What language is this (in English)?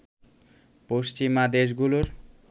Bangla